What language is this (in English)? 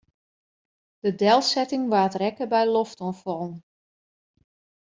Western Frisian